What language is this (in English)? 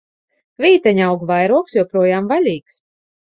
Latvian